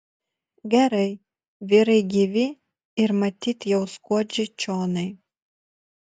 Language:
Lithuanian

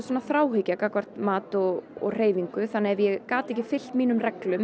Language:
Icelandic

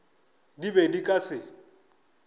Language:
Northern Sotho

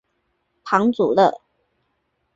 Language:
Chinese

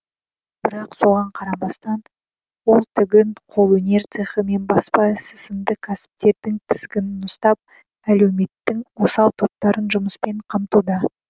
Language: Kazakh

